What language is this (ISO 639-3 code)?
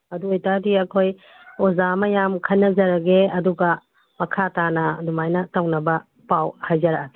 mni